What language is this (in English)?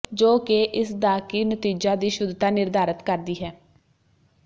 Punjabi